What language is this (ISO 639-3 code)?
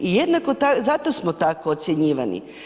hrv